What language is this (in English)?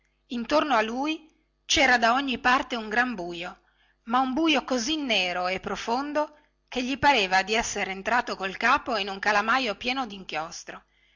Italian